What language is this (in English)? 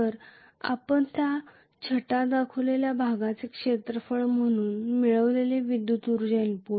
Marathi